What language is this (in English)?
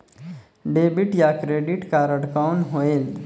Chhattisgarhi